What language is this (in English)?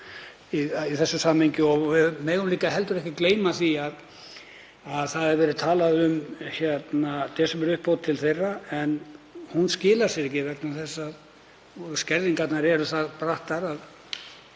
Icelandic